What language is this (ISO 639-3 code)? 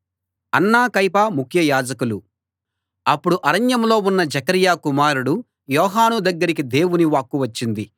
tel